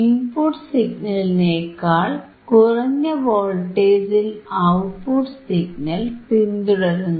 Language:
Malayalam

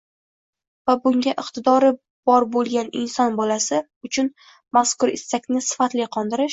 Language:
Uzbek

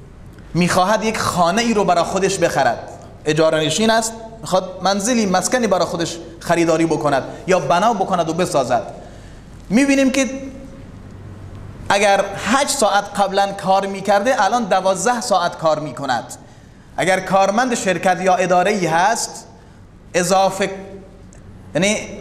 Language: Persian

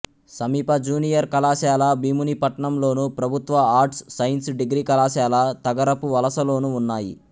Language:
Telugu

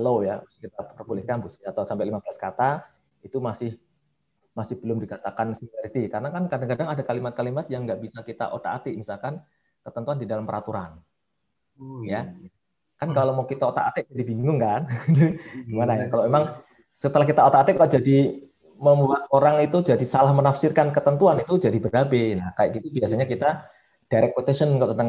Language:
Indonesian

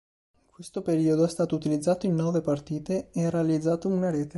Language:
Italian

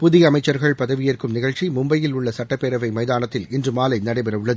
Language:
Tamil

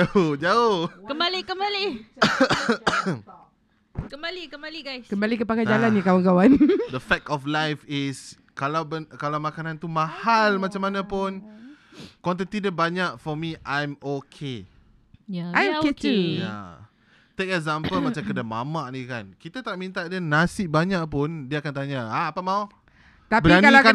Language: Malay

